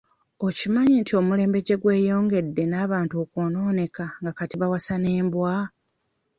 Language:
Ganda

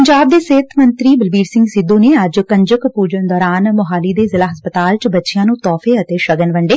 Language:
Punjabi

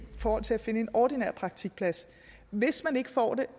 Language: Danish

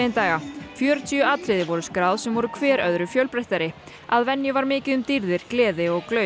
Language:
Icelandic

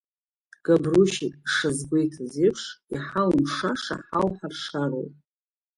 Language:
Abkhazian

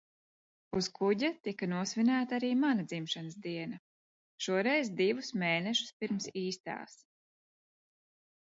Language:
Latvian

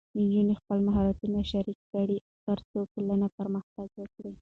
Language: Pashto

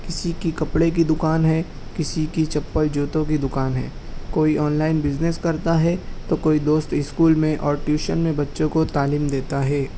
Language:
Urdu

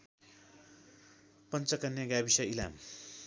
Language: Nepali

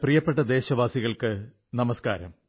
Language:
Malayalam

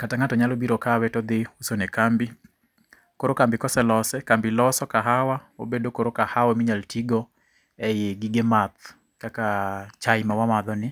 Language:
Luo (Kenya and Tanzania)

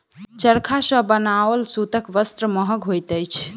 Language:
Maithili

